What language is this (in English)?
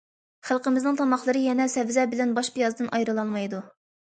Uyghur